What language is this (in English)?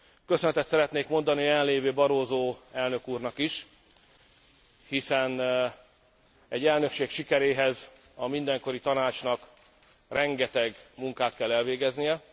Hungarian